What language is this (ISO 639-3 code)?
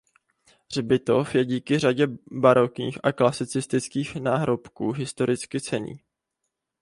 ces